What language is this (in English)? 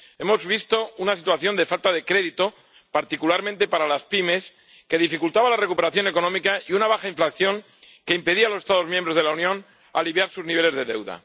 Spanish